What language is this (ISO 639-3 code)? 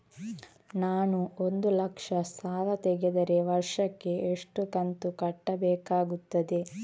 kan